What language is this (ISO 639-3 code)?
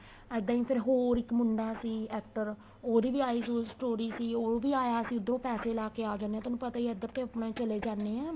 pan